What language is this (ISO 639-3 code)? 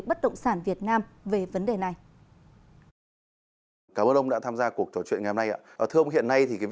vie